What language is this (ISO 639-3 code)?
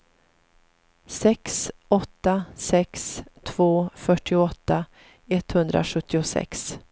swe